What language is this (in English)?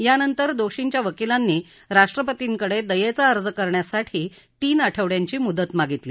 Marathi